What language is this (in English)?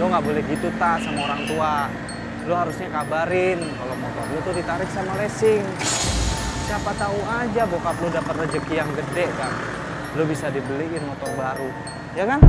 Indonesian